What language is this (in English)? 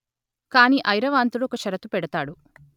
Telugu